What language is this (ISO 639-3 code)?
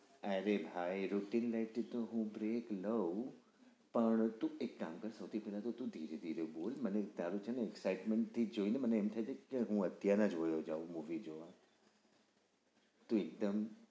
guj